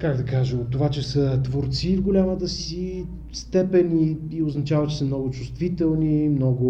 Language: Bulgarian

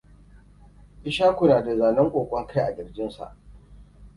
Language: Hausa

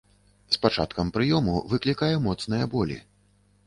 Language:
Belarusian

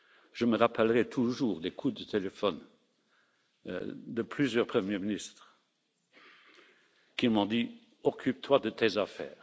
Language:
French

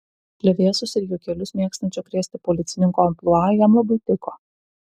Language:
Lithuanian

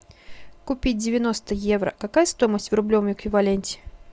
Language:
Russian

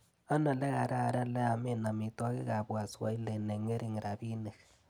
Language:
Kalenjin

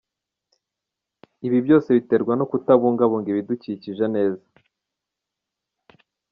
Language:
Kinyarwanda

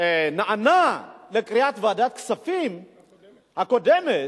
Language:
Hebrew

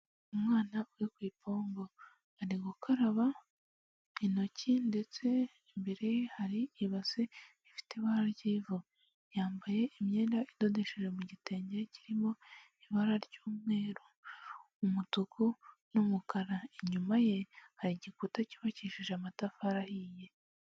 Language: Kinyarwanda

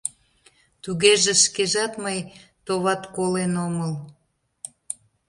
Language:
Mari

